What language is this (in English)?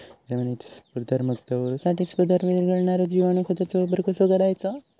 Marathi